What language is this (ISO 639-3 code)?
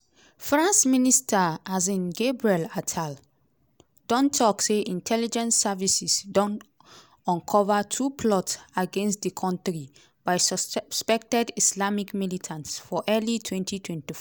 pcm